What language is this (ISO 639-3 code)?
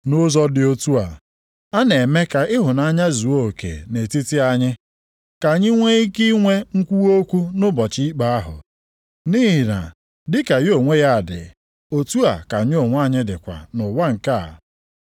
ibo